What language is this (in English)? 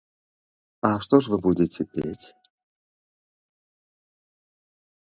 Belarusian